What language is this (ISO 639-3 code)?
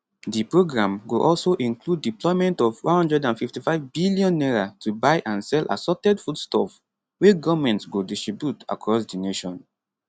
pcm